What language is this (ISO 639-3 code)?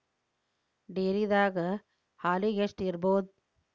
kan